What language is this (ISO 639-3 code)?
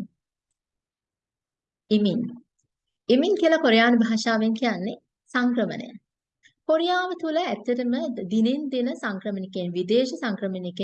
tur